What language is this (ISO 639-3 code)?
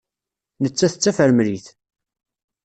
kab